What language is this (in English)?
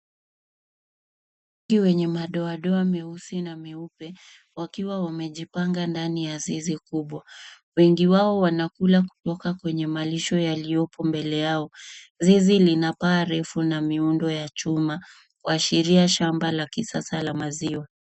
Swahili